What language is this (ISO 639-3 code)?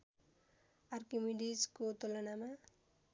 nep